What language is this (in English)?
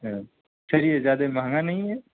Urdu